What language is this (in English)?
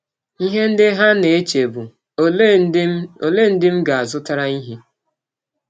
Igbo